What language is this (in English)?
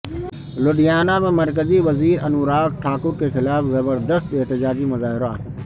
Urdu